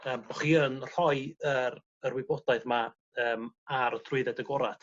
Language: Welsh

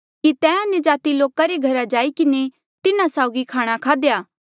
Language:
Mandeali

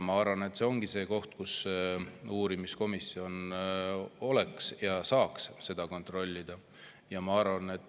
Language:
Estonian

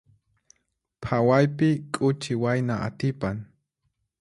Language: Puno Quechua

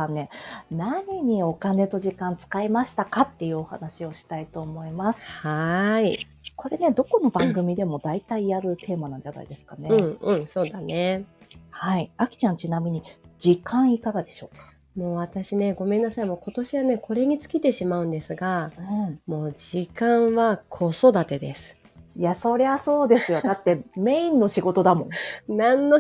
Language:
Japanese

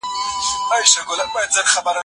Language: Pashto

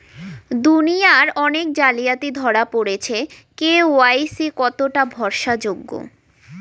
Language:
Bangla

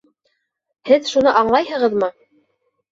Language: Bashkir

